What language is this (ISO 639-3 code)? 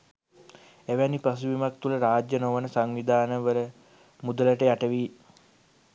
sin